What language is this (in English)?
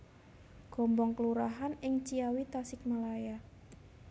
Javanese